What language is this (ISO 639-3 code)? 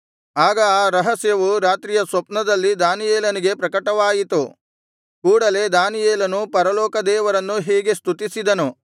kan